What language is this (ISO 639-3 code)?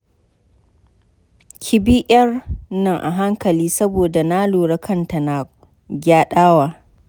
hau